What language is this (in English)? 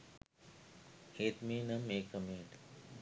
Sinhala